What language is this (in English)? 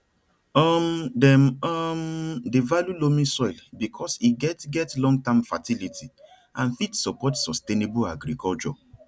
Nigerian Pidgin